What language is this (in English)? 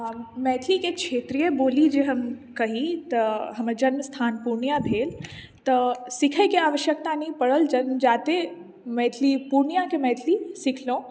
Maithili